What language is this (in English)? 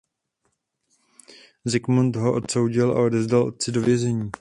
Czech